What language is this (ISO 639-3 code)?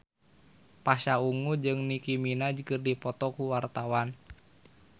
sun